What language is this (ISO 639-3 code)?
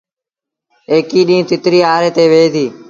sbn